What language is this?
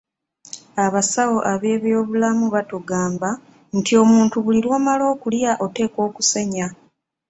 Ganda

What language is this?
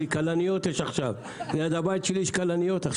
Hebrew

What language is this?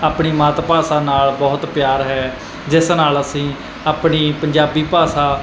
Punjabi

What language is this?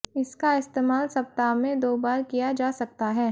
Hindi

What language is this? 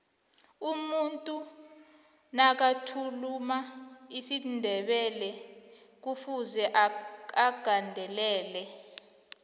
South Ndebele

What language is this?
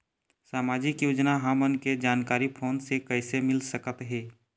Chhattisgarhi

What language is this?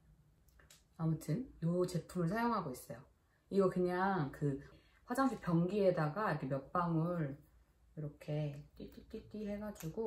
Korean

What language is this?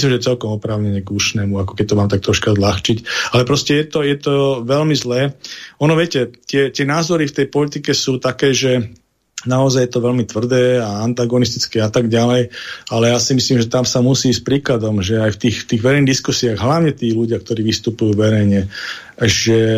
Slovak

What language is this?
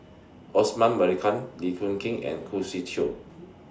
English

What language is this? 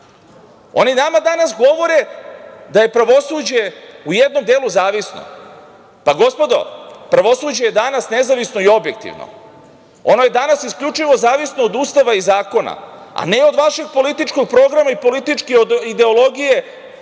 Serbian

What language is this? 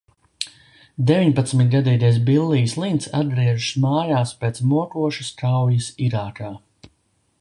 Latvian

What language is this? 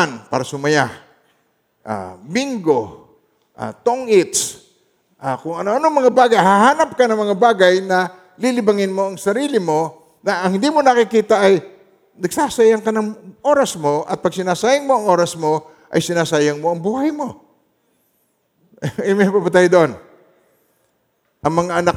Filipino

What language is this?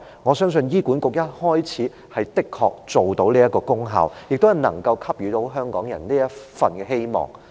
Cantonese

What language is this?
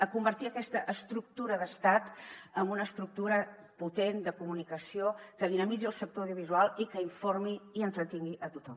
Catalan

